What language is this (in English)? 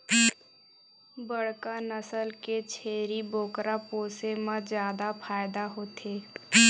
Chhattisgarhi